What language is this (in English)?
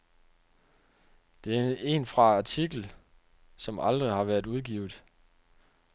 Danish